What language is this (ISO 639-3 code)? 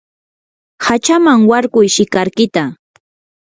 qur